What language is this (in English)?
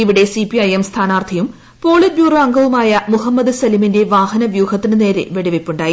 Malayalam